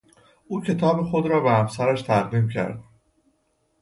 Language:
Persian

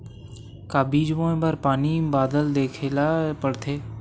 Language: Chhattisgarhi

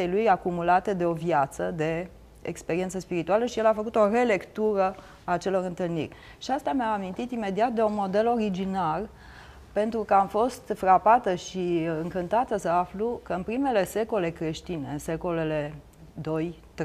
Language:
Romanian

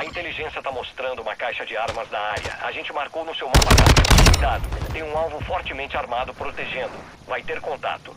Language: Portuguese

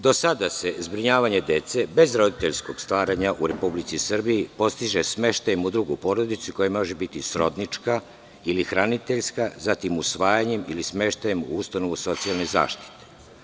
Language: Serbian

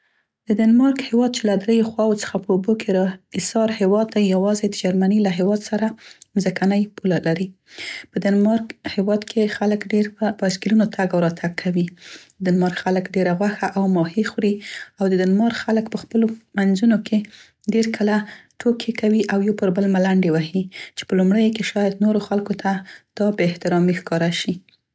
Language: Central Pashto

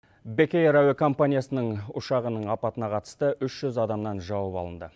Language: Kazakh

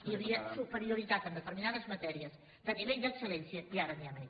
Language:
Catalan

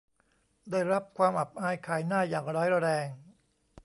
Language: Thai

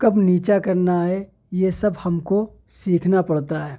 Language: Urdu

